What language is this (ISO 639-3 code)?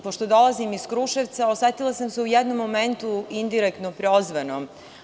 srp